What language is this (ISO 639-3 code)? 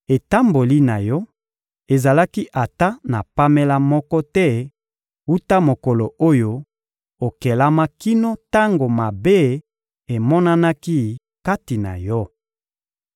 lin